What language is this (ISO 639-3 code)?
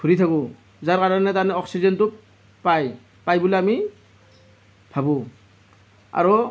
asm